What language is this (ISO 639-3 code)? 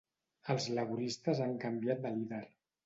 cat